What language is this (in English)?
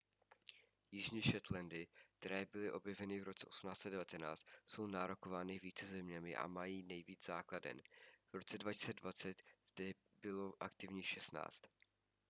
Czech